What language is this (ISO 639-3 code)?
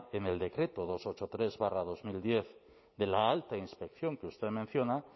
spa